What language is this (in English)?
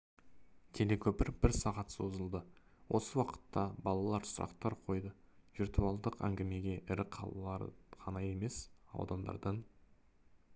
Kazakh